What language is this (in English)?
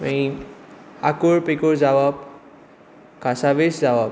Konkani